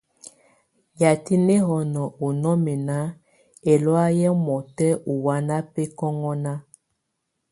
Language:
Tunen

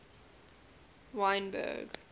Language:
English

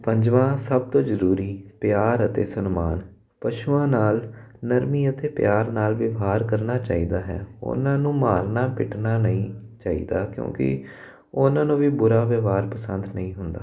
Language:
Punjabi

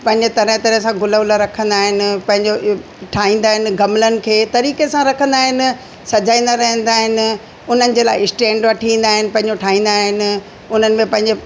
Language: Sindhi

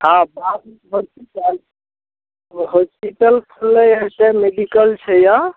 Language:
Maithili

